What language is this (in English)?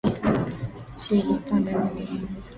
Swahili